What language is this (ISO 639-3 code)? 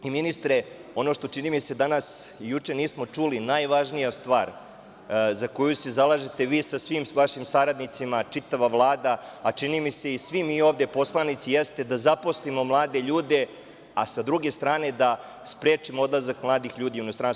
srp